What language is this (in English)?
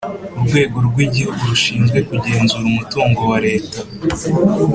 Kinyarwanda